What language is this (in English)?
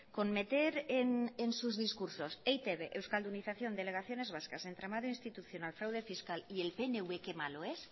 Spanish